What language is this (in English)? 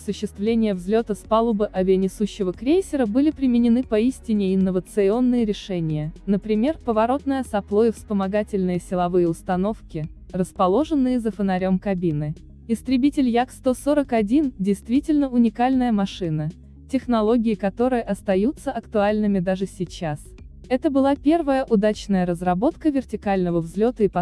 Russian